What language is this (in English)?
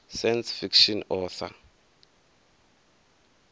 Venda